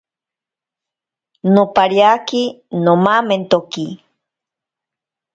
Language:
Ashéninka Perené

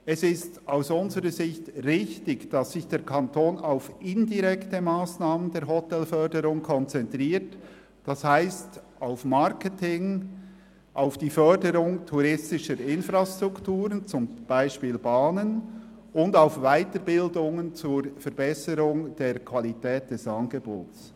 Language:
Swiss German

